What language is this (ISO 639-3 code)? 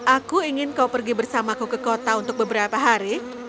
ind